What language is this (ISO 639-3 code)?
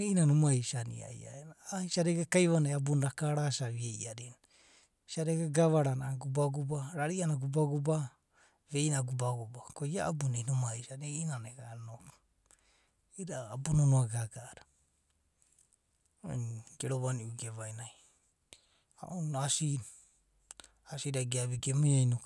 kbt